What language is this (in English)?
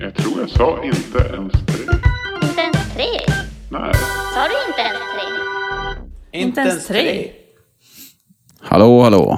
Swedish